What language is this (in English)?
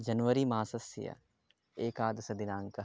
Sanskrit